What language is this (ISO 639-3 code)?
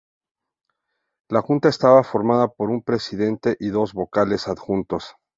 spa